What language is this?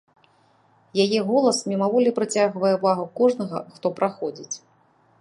Belarusian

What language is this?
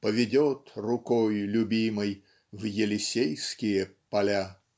Russian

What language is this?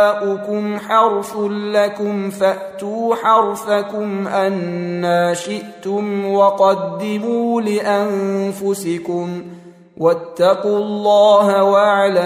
Arabic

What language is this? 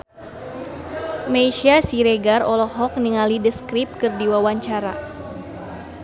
Sundanese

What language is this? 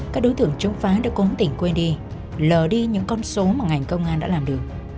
Vietnamese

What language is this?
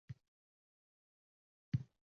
Uzbek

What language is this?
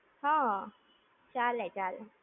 Gujarati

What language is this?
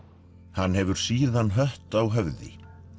Icelandic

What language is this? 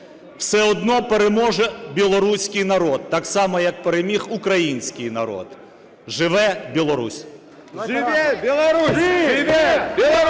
Ukrainian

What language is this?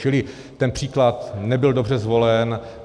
Czech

